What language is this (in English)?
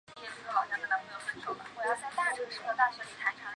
Chinese